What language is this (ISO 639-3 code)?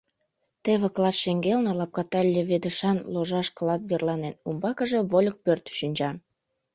chm